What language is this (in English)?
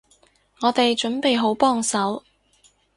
Cantonese